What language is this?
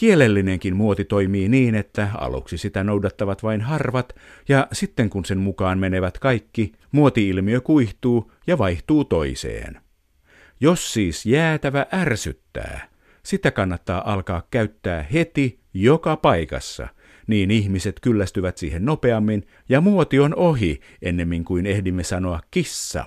Finnish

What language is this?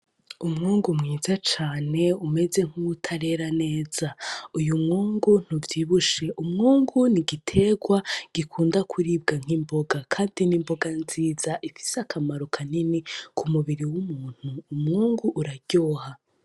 Rundi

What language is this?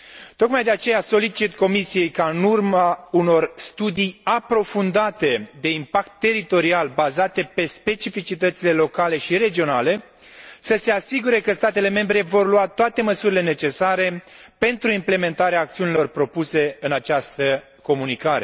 Romanian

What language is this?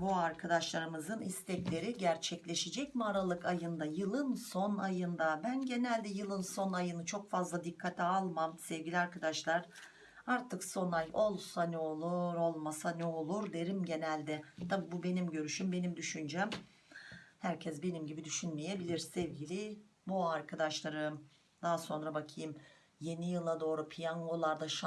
Turkish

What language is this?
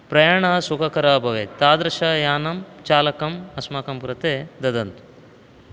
Sanskrit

